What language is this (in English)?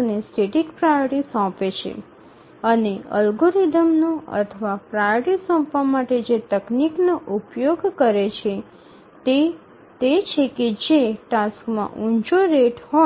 Gujarati